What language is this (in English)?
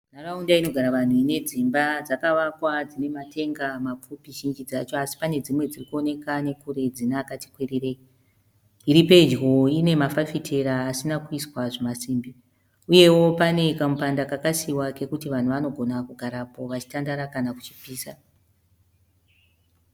Shona